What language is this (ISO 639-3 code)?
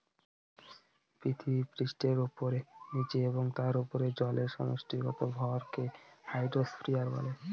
ben